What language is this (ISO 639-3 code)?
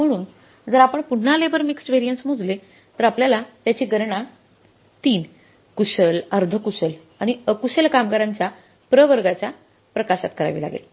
mar